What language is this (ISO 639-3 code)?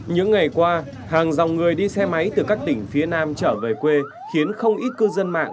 vie